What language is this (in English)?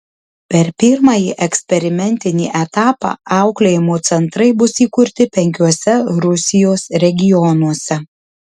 Lithuanian